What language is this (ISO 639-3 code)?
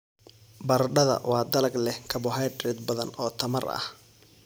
som